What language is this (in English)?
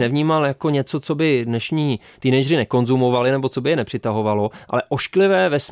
Czech